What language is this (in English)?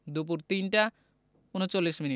Bangla